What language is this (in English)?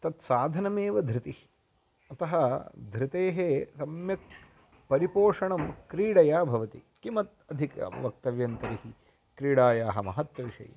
Sanskrit